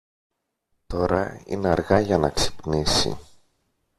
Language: Greek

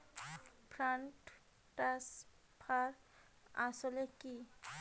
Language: Bangla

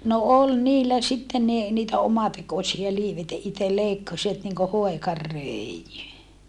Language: Finnish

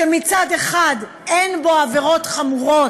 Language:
Hebrew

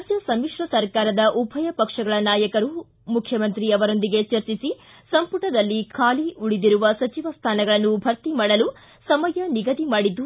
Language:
Kannada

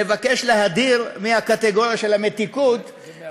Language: Hebrew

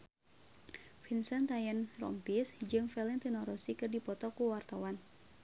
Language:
Sundanese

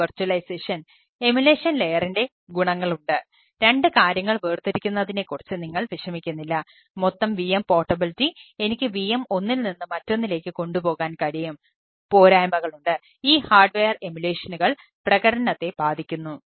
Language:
Malayalam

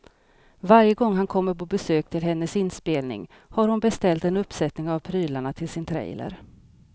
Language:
Swedish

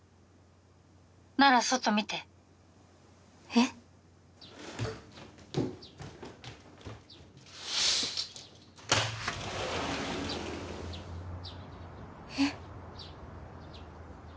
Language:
Japanese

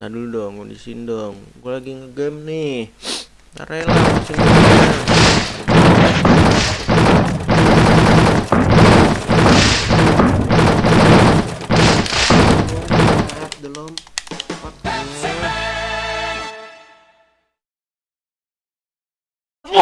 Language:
Indonesian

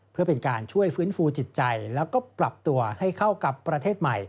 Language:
Thai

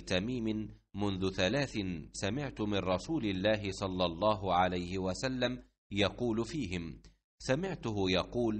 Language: Arabic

